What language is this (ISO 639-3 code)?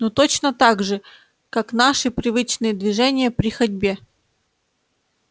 rus